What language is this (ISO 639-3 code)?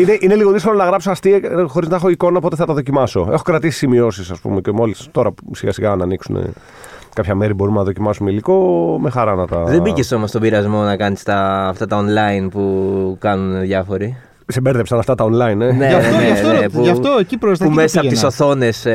ell